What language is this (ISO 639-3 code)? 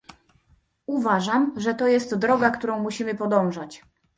pol